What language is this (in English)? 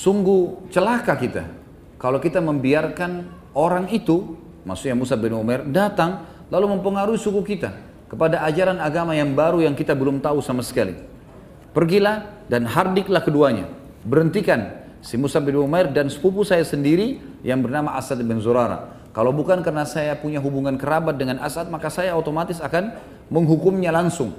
Indonesian